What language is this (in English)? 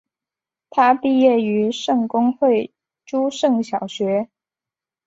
Chinese